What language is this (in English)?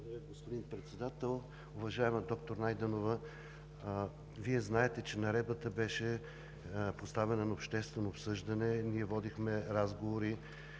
Bulgarian